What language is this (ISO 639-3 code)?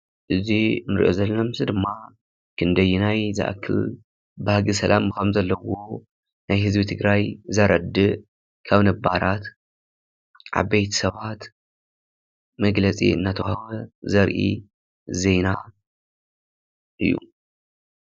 tir